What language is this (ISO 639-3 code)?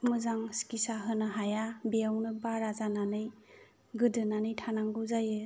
brx